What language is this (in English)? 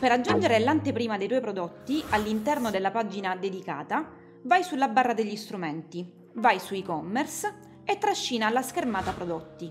Italian